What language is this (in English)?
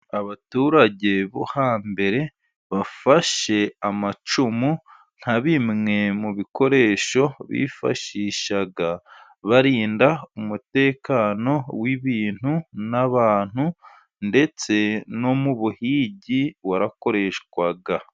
Kinyarwanda